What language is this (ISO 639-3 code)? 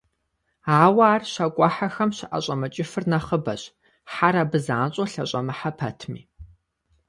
kbd